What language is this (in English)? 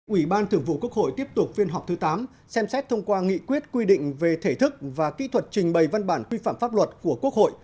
Vietnamese